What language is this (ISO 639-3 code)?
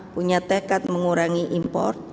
ind